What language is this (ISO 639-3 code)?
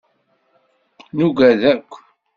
kab